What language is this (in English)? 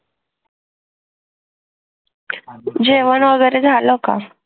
Marathi